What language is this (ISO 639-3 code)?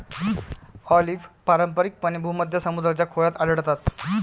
mar